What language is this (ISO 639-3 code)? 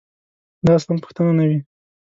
pus